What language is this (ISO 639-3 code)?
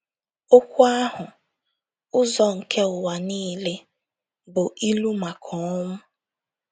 ibo